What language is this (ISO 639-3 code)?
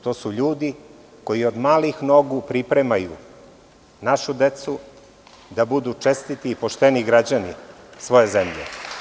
srp